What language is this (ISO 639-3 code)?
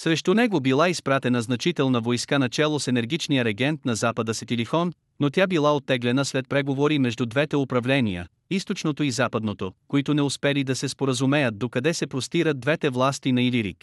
bul